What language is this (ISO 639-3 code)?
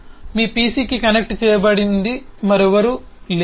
tel